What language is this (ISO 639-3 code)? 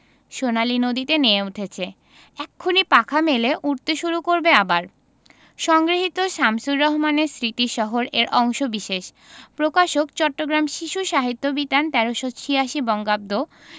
ben